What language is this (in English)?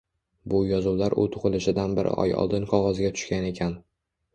Uzbek